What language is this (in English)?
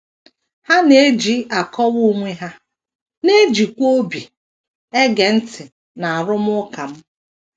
Igbo